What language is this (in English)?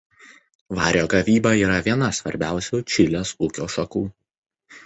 Lithuanian